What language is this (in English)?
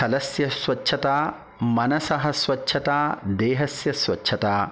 Sanskrit